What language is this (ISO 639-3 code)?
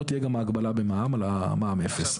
heb